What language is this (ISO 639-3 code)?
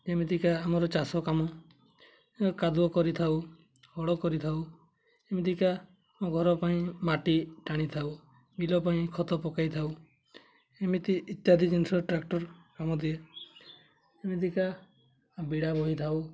ori